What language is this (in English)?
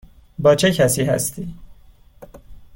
Persian